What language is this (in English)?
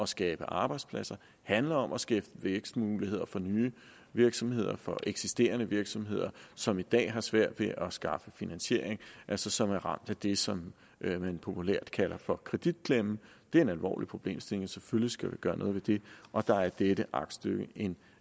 Danish